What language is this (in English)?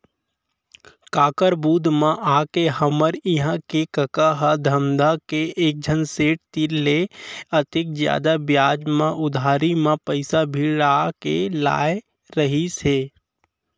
Chhattisgarhi